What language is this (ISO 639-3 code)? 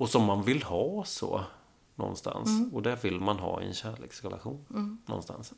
swe